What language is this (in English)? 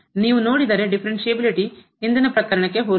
Kannada